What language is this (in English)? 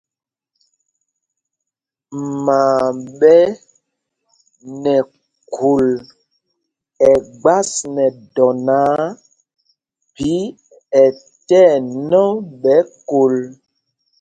Mpumpong